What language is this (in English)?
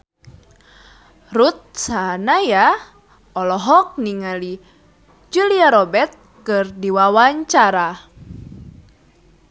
Sundanese